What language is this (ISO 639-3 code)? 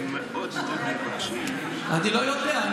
heb